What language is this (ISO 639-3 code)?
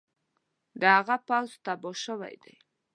pus